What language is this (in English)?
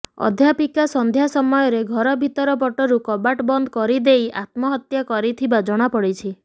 Odia